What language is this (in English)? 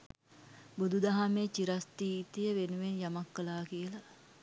Sinhala